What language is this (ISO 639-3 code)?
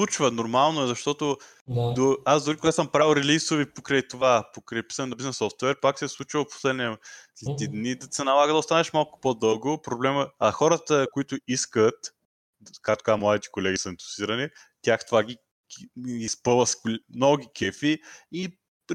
bul